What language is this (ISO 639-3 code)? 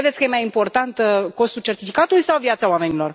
ron